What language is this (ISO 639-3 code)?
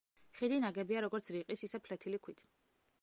kat